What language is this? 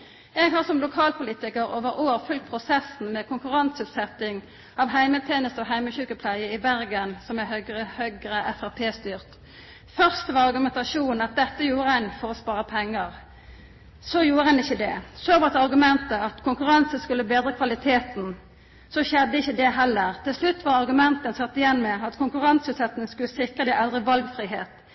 Norwegian Nynorsk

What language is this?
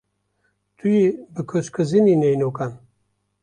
Kurdish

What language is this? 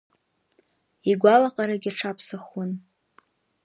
Abkhazian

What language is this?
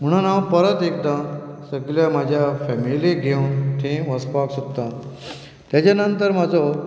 Konkani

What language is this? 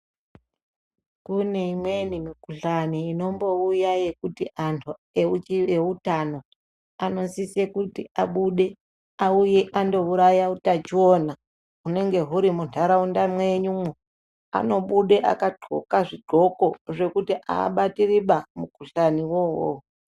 Ndau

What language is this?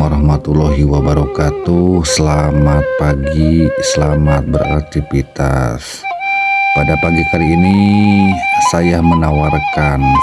Indonesian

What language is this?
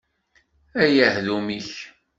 Kabyle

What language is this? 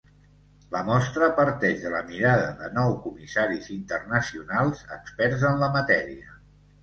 Catalan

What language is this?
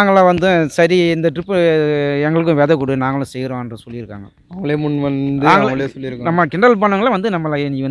Indonesian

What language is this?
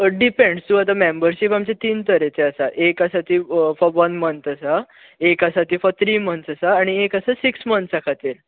Konkani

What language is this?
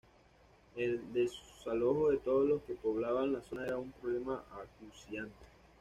Spanish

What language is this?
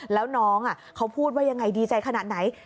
Thai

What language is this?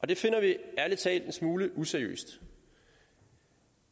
Danish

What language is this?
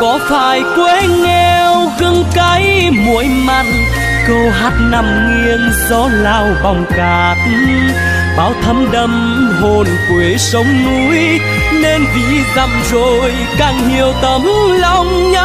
Vietnamese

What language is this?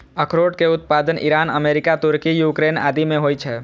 Maithili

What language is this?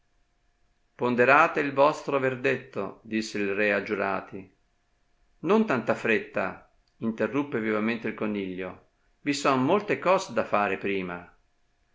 Italian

